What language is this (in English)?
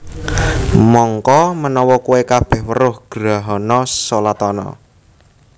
Javanese